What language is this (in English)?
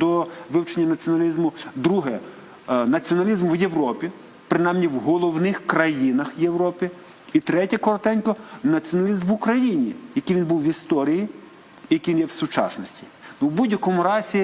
Ukrainian